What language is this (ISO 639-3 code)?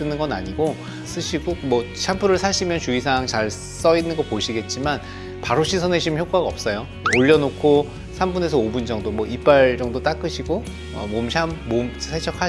kor